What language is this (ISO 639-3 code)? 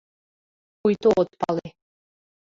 chm